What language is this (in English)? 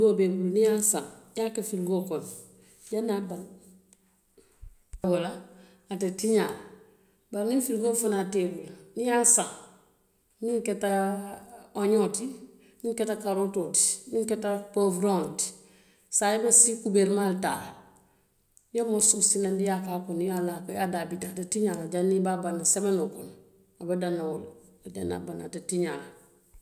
Western Maninkakan